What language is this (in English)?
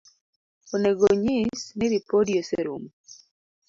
Luo (Kenya and Tanzania)